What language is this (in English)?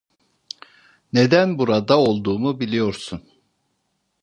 Turkish